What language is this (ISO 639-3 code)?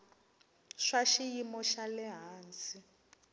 tso